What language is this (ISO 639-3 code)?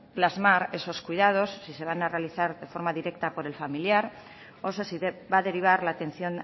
spa